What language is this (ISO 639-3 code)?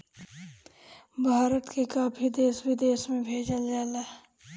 bho